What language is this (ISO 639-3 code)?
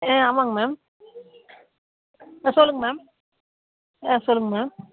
tam